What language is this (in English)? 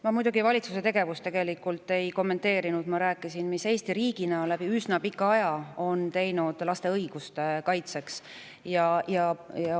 Estonian